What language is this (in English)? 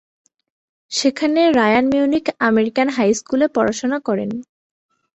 Bangla